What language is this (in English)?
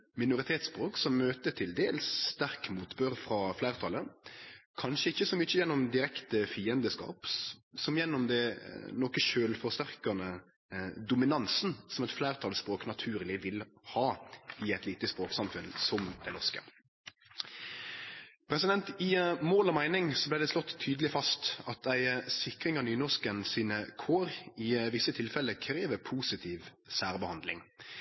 Norwegian Nynorsk